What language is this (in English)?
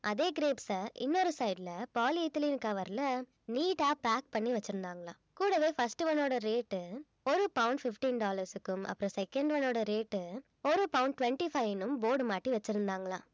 Tamil